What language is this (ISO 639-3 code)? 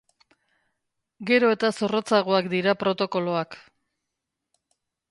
eus